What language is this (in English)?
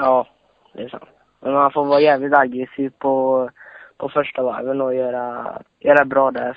Swedish